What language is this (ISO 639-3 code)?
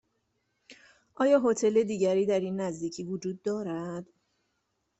fas